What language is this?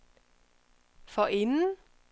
Danish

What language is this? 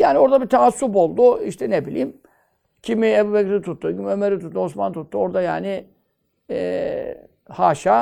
Turkish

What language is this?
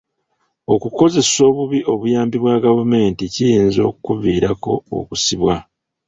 Ganda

